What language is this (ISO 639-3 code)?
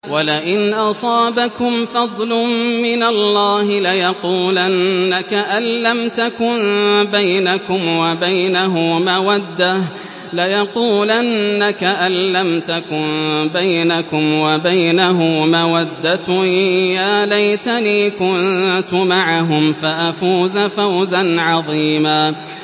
ara